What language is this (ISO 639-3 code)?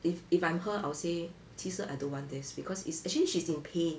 eng